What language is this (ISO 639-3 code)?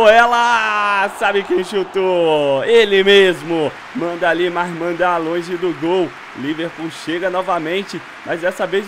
por